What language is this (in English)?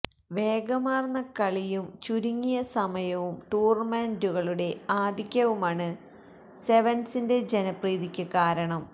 Malayalam